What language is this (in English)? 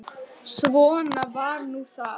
Icelandic